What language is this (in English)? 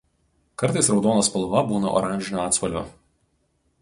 Lithuanian